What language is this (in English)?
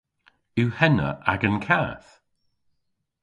Cornish